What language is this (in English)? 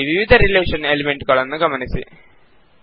Kannada